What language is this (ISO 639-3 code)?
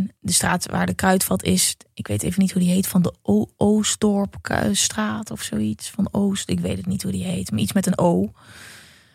nld